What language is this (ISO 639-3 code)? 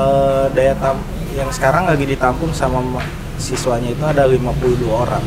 ind